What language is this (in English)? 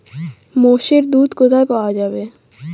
Bangla